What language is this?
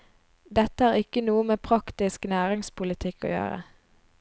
Norwegian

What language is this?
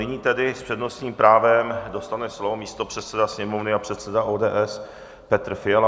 Czech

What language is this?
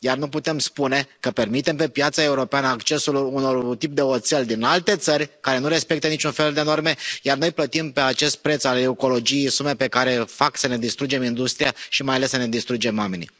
Romanian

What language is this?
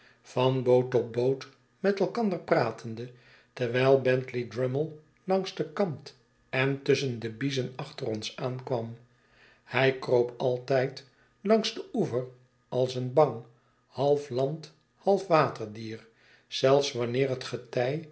Dutch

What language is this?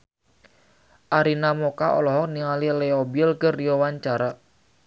Sundanese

